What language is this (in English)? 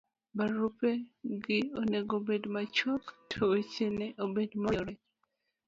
Luo (Kenya and Tanzania)